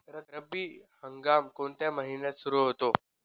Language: Marathi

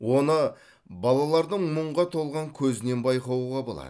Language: Kazakh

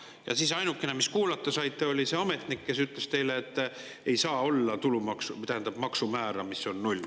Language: Estonian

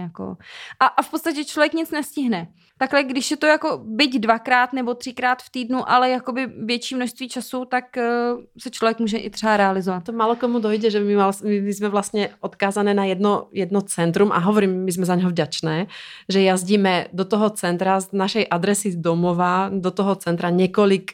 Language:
Czech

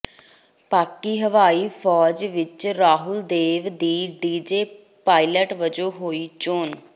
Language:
Punjabi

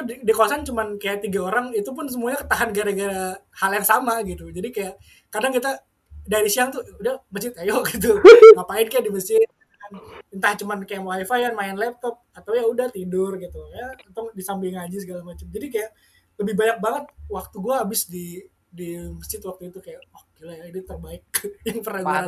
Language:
Indonesian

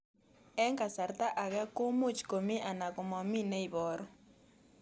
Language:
Kalenjin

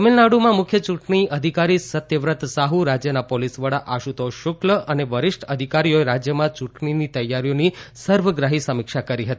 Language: Gujarati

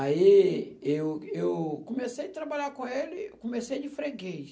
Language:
Portuguese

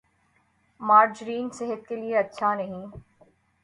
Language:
Urdu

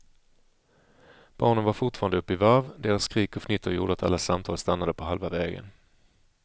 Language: Swedish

